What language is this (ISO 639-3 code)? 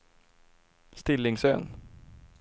swe